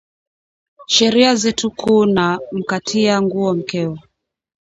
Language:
Swahili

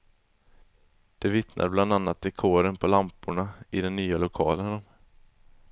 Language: Swedish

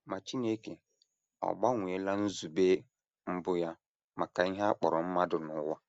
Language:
Igbo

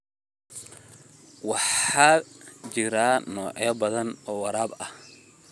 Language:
Somali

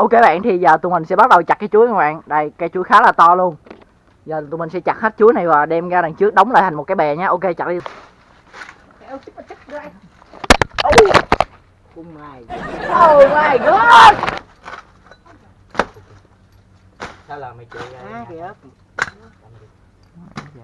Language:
Vietnamese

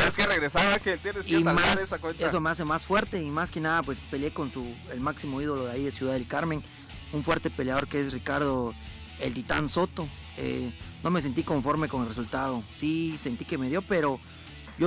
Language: Spanish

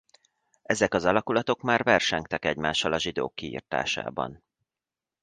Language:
Hungarian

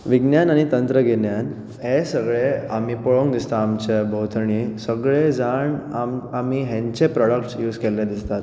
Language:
Konkani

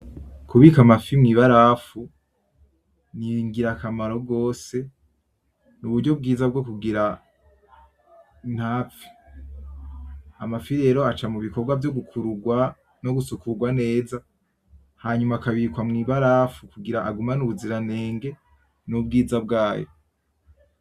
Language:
Rundi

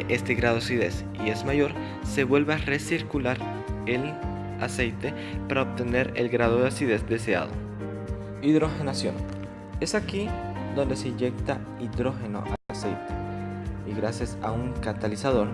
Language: Spanish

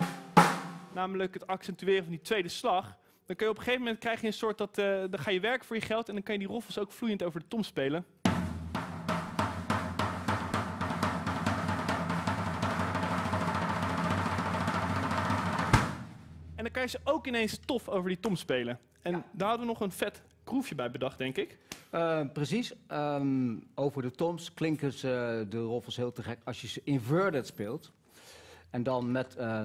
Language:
Dutch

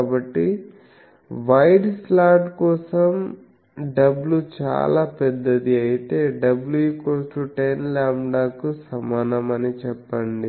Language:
Telugu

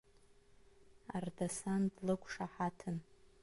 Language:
Abkhazian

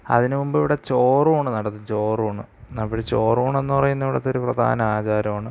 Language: Malayalam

